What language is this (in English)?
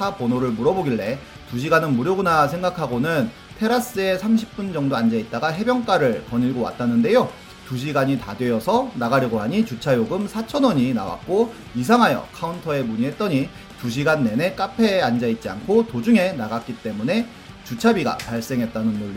Korean